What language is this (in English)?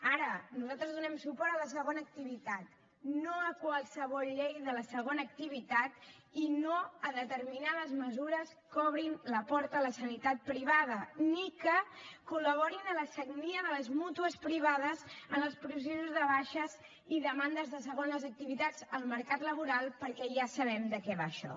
Catalan